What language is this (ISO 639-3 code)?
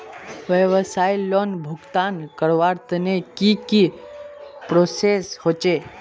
mag